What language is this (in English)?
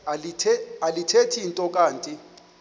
Xhosa